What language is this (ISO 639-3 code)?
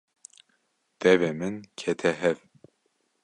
kur